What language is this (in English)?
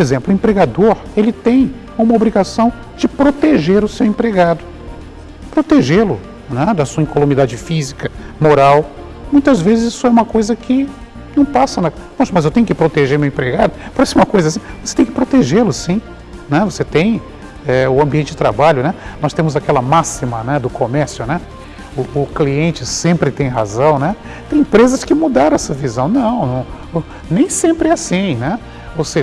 Portuguese